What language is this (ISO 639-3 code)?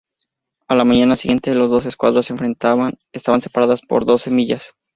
spa